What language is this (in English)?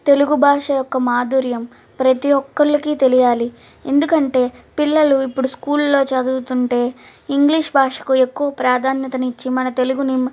Telugu